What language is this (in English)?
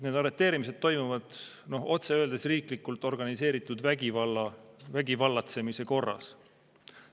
Estonian